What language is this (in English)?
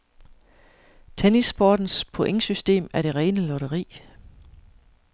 Danish